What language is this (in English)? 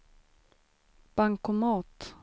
Swedish